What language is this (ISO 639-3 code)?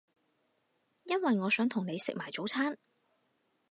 yue